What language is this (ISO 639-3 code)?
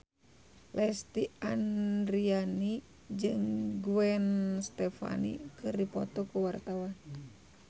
sun